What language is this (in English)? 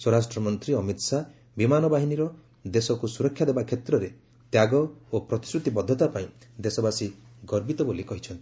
Odia